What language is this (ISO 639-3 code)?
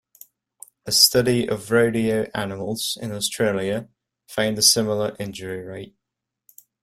eng